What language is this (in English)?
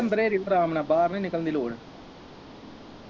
Punjabi